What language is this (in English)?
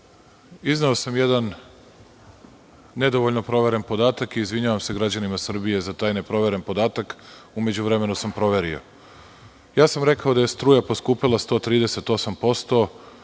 Serbian